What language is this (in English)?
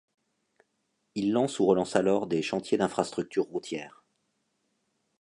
French